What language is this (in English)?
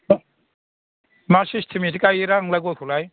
Bodo